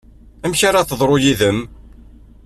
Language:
Kabyle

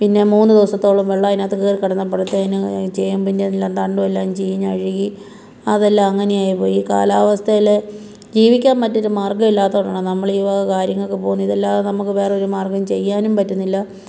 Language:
Malayalam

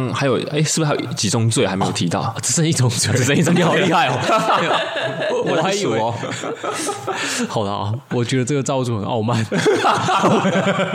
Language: Chinese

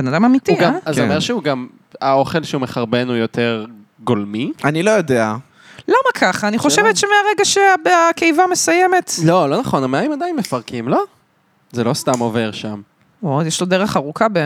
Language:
Hebrew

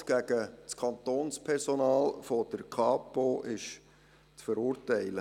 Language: Swiss German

